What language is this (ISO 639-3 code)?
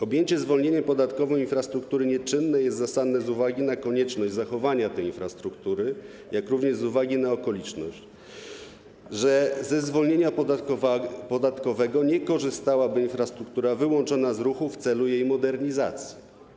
pol